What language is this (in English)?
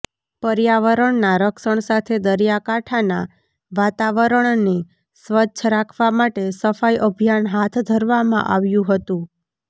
Gujarati